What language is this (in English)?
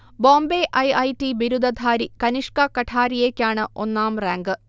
Malayalam